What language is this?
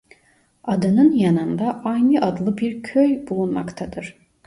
Turkish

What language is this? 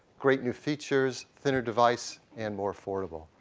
English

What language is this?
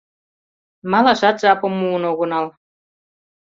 Mari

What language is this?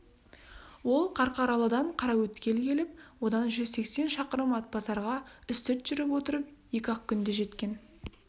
Kazakh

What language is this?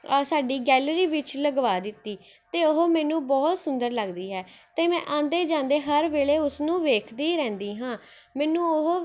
Punjabi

